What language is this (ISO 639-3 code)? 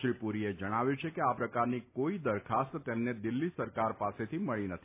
guj